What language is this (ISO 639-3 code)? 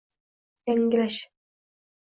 uzb